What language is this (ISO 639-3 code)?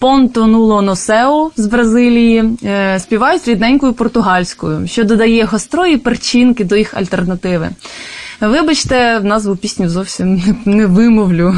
ukr